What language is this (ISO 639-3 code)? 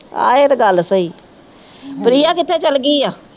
pan